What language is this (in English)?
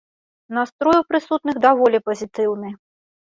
Belarusian